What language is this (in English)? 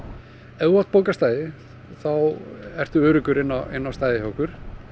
Icelandic